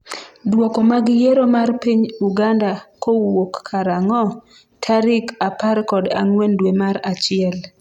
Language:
Luo (Kenya and Tanzania)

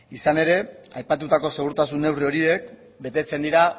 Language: Basque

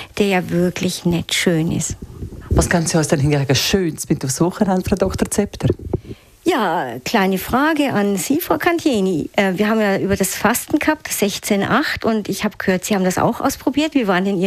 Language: German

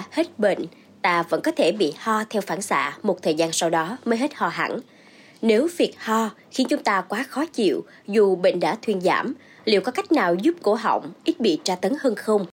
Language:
Vietnamese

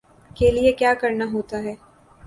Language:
Urdu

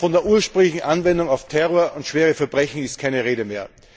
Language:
German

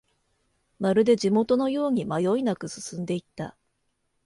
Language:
Japanese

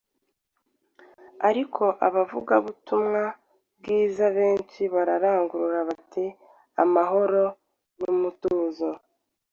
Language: Kinyarwanda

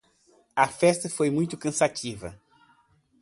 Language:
Portuguese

